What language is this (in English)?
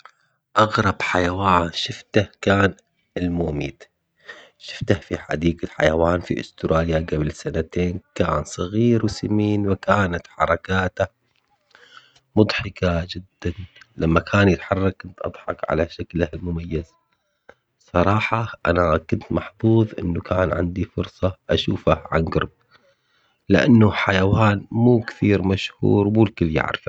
Omani Arabic